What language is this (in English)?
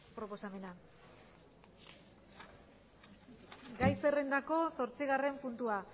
Basque